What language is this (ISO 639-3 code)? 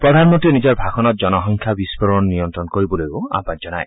asm